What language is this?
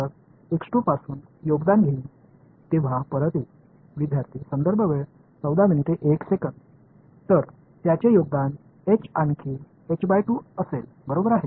Tamil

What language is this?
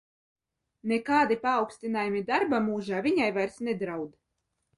Latvian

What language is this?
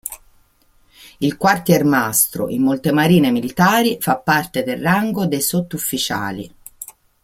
Italian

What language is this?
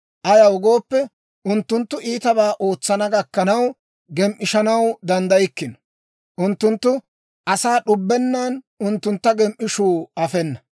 Dawro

